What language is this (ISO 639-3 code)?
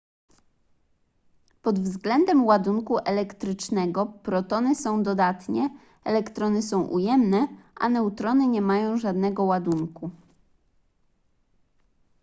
pol